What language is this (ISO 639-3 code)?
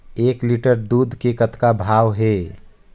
hne